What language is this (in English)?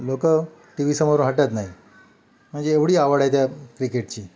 Marathi